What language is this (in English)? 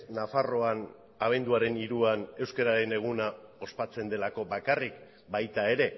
Basque